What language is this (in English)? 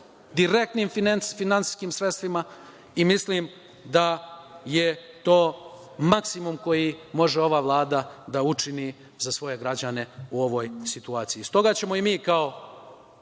Serbian